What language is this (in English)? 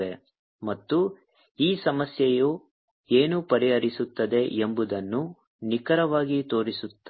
Kannada